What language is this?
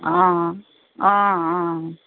Assamese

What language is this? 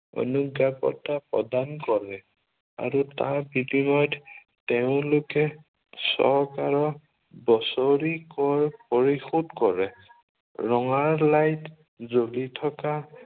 Assamese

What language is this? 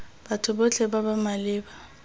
Tswana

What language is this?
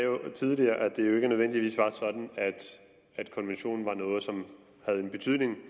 Danish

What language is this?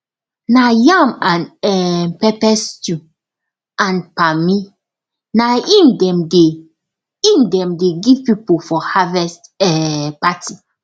Nigerian Pidgin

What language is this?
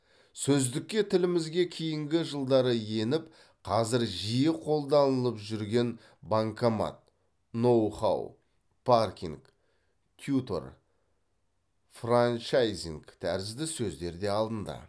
Kazakh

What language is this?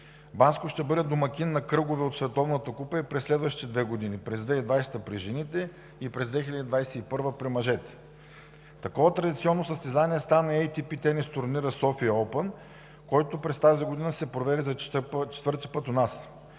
Bulgarian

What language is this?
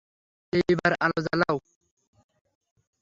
Bangla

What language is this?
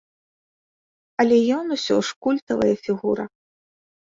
Belarusian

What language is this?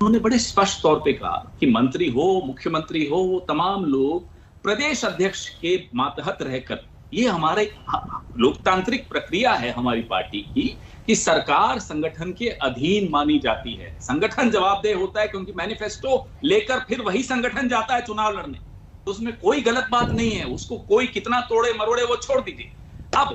Hindi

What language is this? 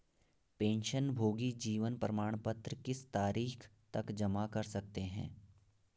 Hindi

